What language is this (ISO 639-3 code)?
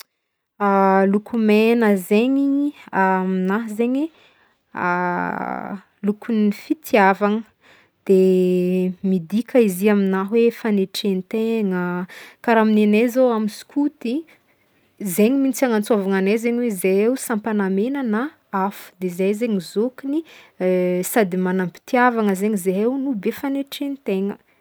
bmm